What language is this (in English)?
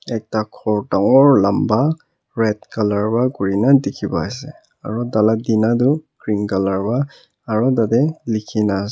Naga Pidgin